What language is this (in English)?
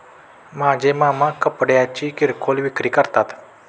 Marathi